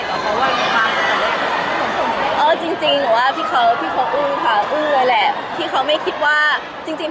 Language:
Thai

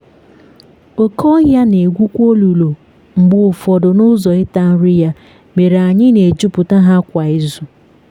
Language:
Igbo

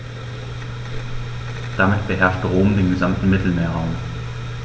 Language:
German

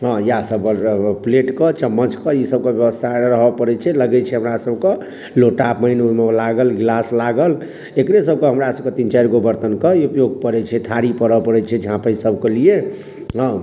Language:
Maithili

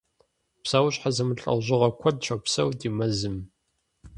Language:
Kabardian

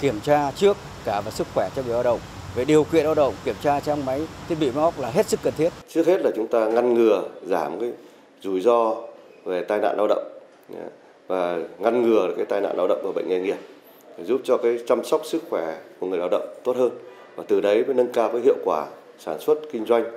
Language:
Vietnamese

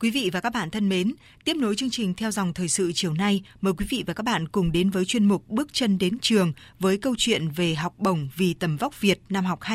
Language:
Vietnamese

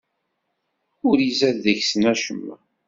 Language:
Kabyle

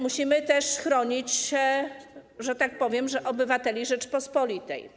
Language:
Polish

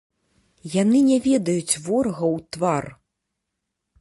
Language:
Belarusian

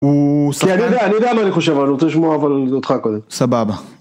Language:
Hebrew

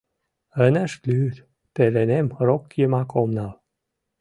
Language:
Mari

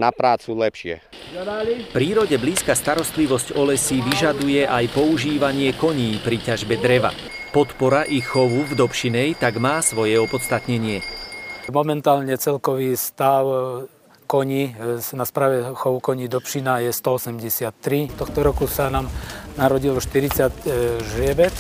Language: Slovak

